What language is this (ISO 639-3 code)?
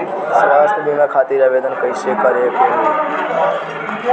bho